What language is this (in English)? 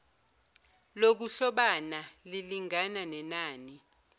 Zulu